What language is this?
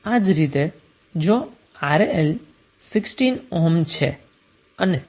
Gujarati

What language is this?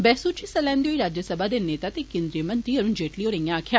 Dogri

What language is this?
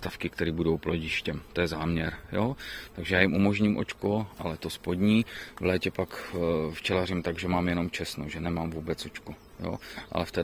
Czech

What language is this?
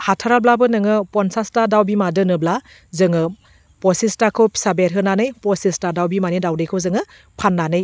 Bodo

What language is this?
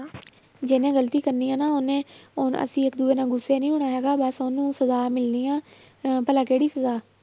Punjabi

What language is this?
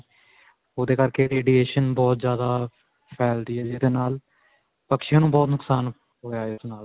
Punjabi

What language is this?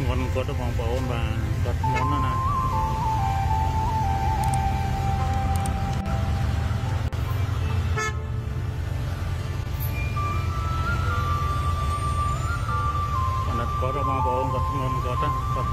Vietnamese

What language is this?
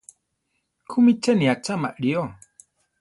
Central Tarahumara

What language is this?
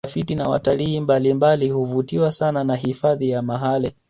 Swahili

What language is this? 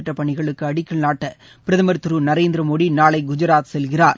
Tamil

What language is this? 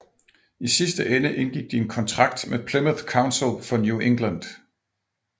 Danish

